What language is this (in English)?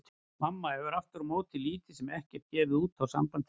Icelandic